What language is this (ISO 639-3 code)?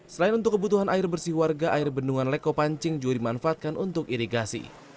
ind